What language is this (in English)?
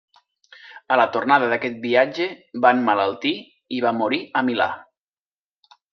Catalan